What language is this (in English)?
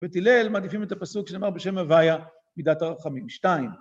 Hebrew